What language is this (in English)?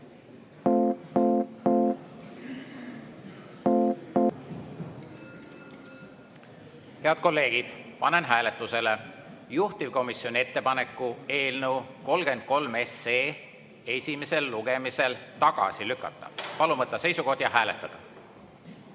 Estonian